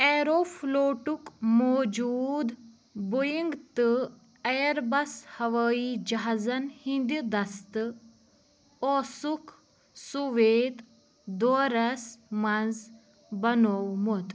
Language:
Kashmiri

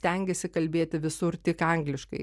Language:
Lithuanian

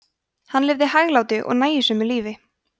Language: Icelandic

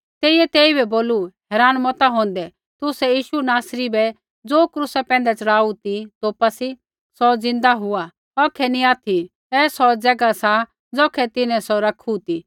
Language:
Kullu Pahari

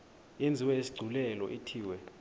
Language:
Xhosa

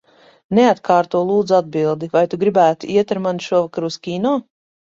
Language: Latvian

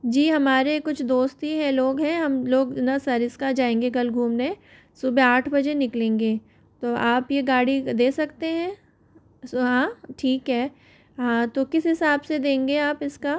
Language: Hindi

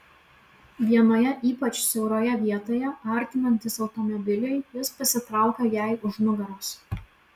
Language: Lithuanian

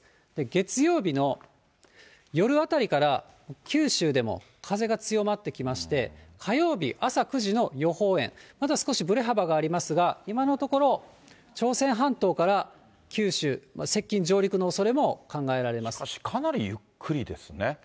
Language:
Japanese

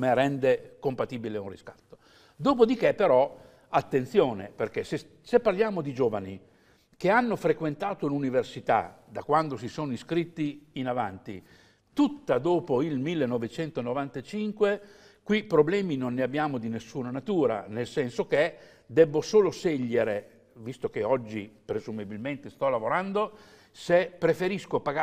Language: Italian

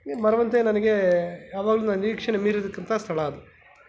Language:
Kannada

